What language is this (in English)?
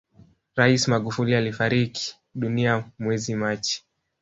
Swahili